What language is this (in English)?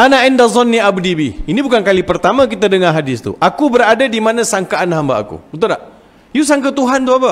Malay